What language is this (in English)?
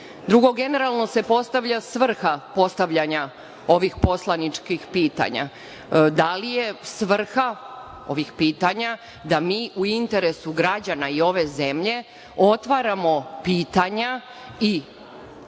Serbian